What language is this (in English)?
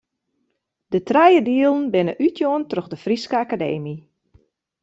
Western Frisian